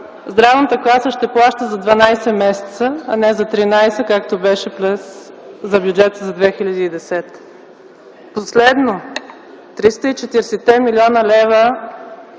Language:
Bulgarian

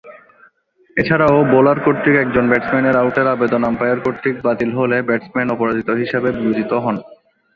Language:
Bangla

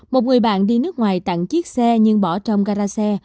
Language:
Vietnamese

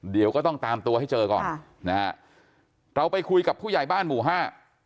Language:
Thai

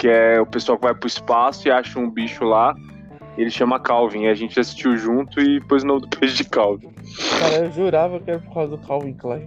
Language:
Portuguese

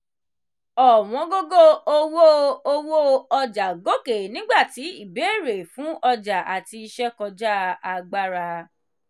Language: Yoruba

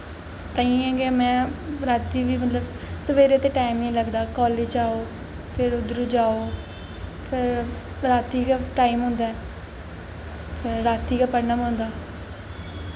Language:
Dogri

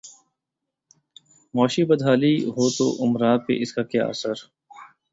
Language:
Urdu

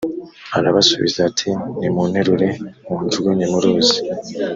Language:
Kinyarwanda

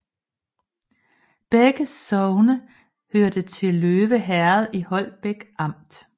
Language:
Danish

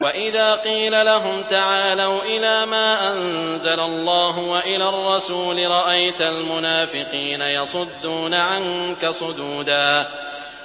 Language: Arabic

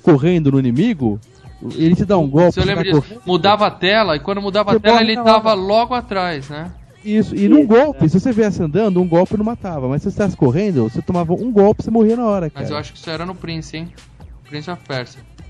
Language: Portuguese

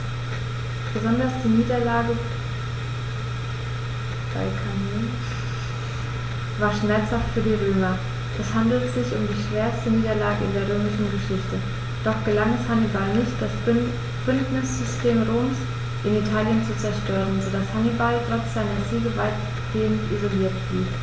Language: German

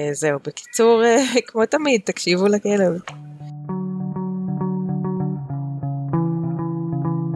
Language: Hebrew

